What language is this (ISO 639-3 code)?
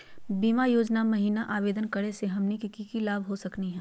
mag